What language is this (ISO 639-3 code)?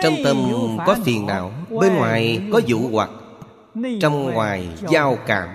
vie